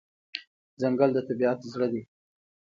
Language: Pashto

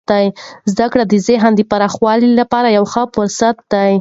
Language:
Pashto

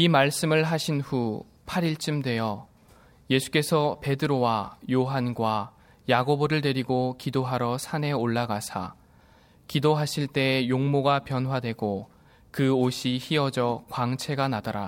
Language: Korean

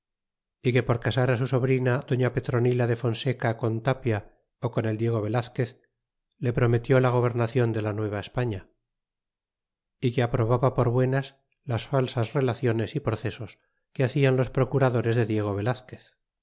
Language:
Spanish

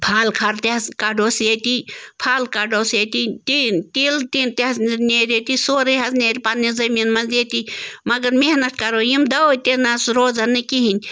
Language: Kashmiri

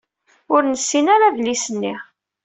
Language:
Kabyle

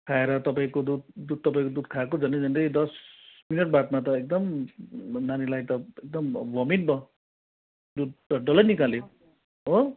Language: Nepali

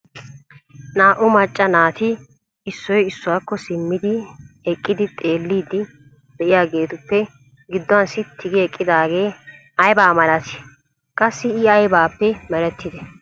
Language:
Wolaytta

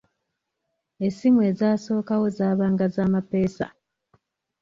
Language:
Ganda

